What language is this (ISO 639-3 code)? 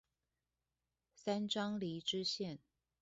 zho